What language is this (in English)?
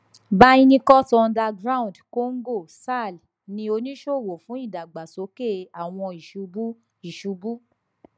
Yoruba